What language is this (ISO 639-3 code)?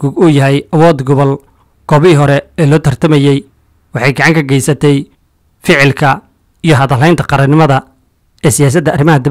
ara